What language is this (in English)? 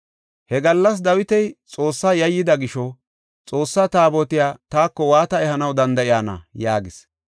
Gofa